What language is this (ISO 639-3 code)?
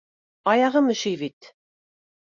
bak